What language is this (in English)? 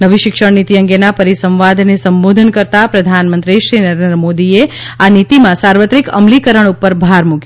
Gujarati